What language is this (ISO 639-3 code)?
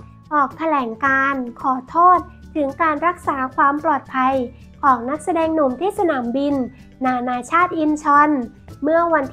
tha